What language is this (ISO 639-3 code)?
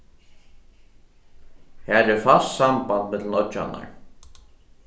fao